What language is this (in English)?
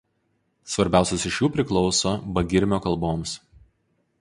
Lithuanian